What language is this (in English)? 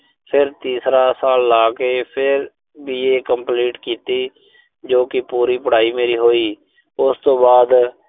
Punjabi